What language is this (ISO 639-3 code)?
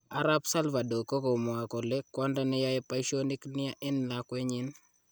kln